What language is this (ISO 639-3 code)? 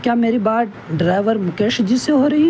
urd